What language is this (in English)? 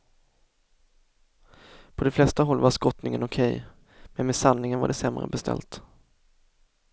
Swedish